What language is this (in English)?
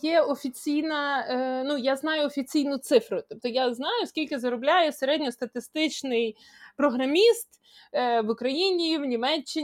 Ukrainian